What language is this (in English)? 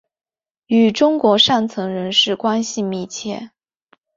Chinese